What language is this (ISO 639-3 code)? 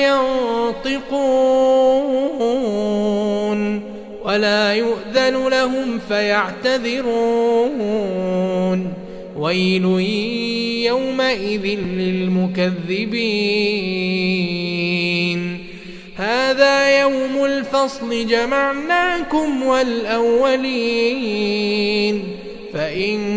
ara